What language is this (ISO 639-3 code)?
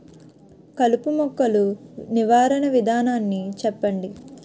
tel